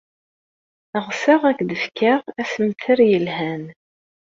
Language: Kabyle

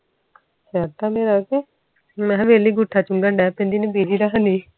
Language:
Punjabi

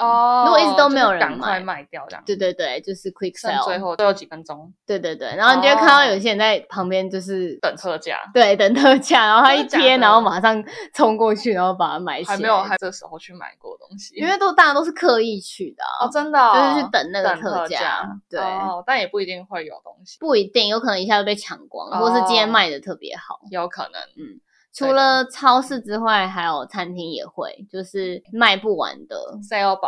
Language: Chinese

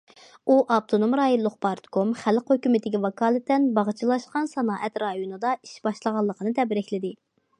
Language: Uyghur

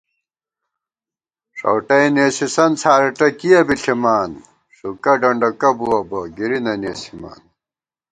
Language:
Gawar-Bati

